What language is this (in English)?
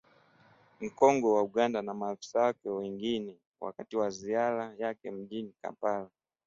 Swahili